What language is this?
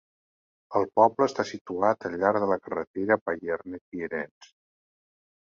Catalan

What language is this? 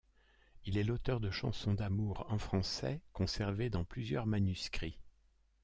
French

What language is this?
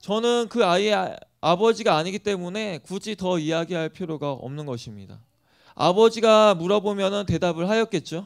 Korean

